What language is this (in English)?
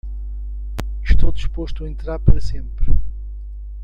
Portuguese